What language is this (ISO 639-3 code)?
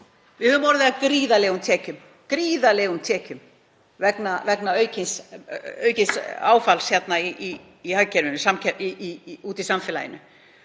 isl